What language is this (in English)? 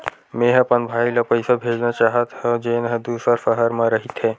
Chhattisgarhi